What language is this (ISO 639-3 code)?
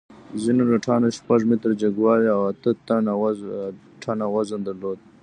pus